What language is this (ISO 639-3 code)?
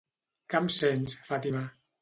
cat